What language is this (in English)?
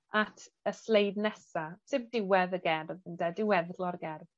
Welsh